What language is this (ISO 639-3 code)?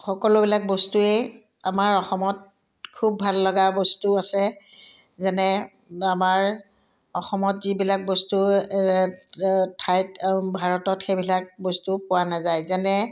asm